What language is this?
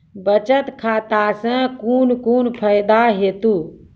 Maithili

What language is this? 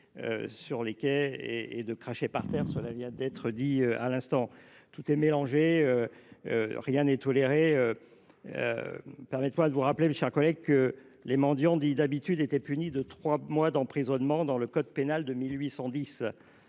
French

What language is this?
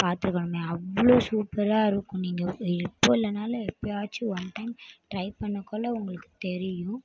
Tamil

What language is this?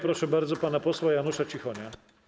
Polish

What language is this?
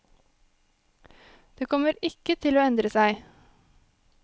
Norwegian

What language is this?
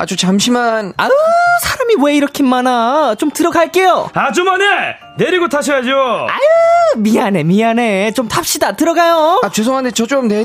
Korean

